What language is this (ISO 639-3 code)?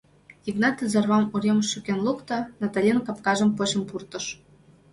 chm